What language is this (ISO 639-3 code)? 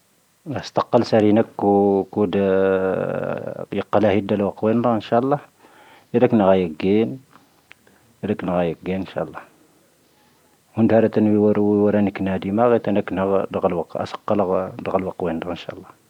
thv